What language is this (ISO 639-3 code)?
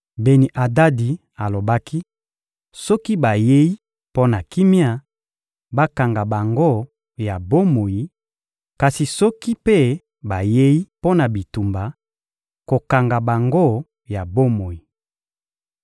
lin